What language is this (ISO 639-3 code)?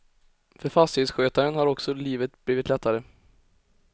swe